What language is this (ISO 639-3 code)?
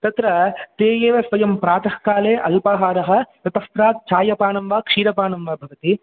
san